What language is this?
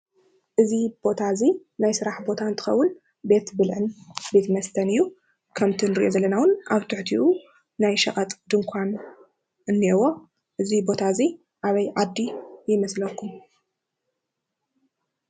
Tigrinya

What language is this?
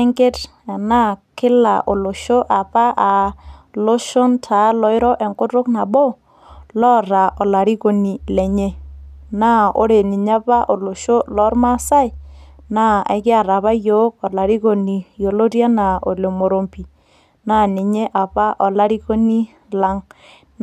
Masai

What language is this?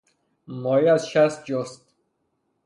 Persian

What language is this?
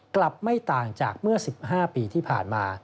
Thai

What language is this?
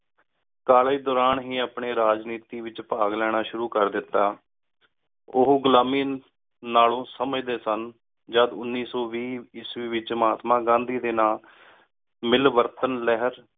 Punjabi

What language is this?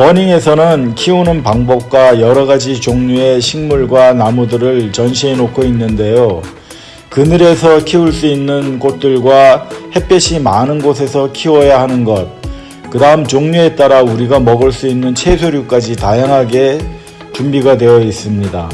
Korean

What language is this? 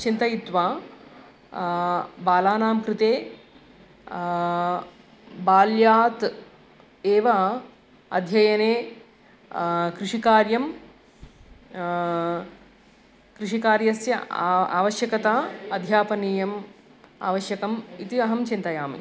Sanskrit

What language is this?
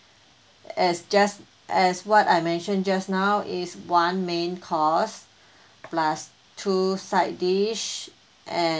English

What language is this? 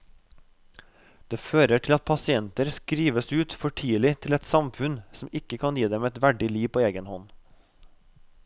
Norwegian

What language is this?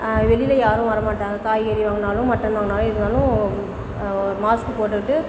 Tamil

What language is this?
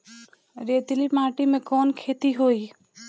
Bhojpuri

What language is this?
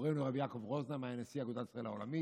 Hebrew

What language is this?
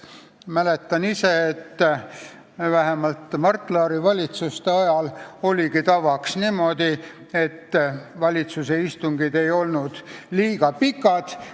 Estonian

